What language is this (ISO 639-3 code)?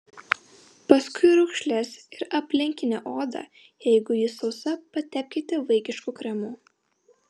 lit